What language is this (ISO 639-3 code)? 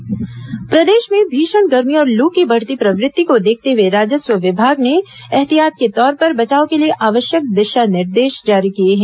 hin